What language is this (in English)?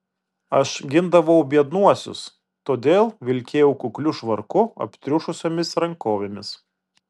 Lithuanian